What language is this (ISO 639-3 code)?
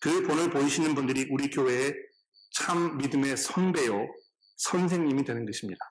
kor